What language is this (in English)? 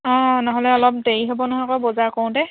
Assamese